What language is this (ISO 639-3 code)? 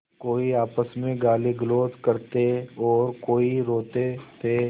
hin